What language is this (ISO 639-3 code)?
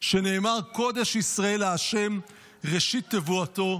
heb